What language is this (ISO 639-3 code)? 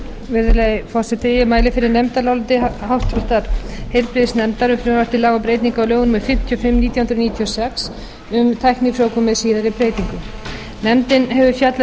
isl